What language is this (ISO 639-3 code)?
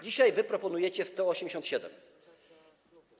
pol